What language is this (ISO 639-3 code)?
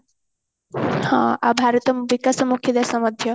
ori